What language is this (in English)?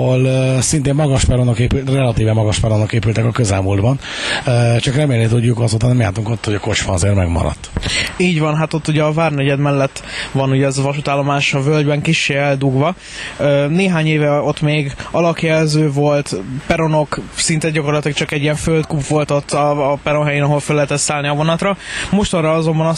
Hungarian